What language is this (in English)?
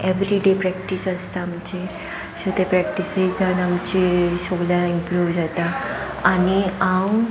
Konkani